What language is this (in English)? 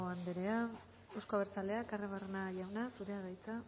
Basque